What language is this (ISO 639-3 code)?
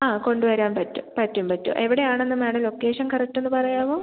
mal